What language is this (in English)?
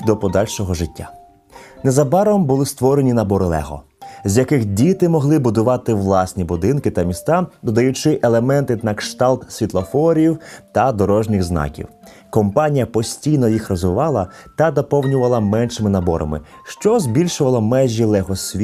Ukrainian